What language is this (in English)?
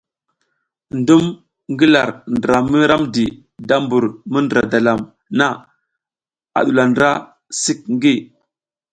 South Giziga